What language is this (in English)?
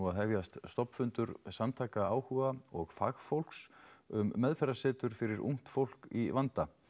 Icelandic